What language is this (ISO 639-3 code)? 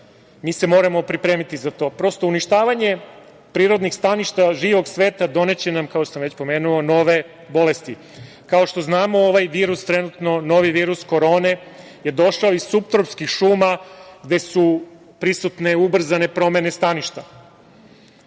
srp